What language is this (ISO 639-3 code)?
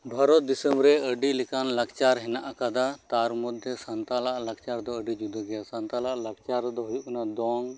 sat